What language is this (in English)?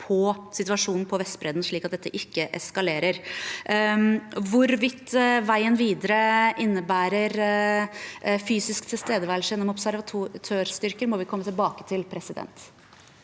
Norwegian